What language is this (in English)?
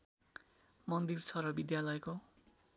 Nepali